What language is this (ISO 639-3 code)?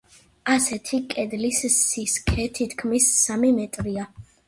kat